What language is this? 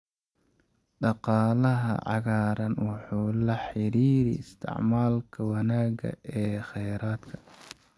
Somali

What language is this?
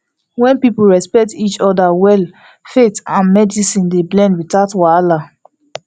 Nigerian Pidgin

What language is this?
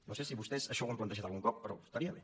Catalan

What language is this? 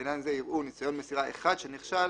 Hebrew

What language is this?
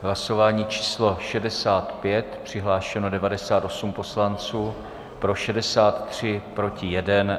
Czech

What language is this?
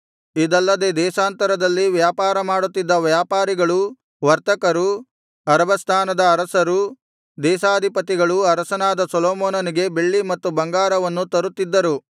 Kannada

